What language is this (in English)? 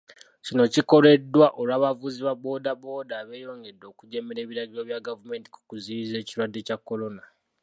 Ganda